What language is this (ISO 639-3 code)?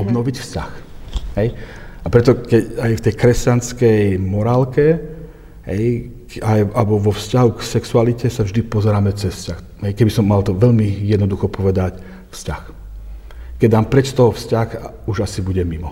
slk